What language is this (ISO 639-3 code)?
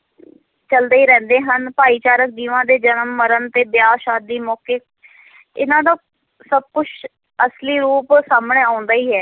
pan